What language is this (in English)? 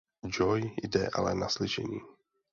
Czech